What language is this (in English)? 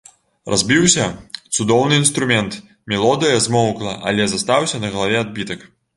Belarusian